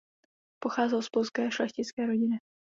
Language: Czech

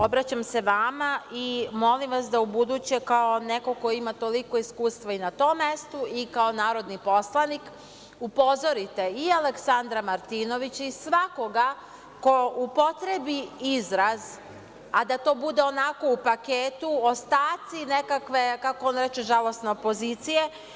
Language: Serbian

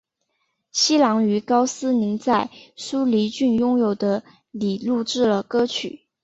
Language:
Chinese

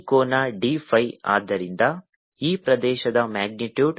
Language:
Kannada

